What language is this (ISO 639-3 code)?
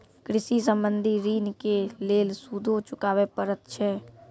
mai